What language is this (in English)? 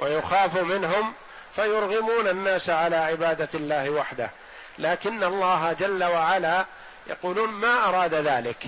Arabic